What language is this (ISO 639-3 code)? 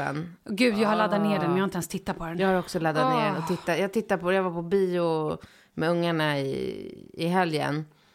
swe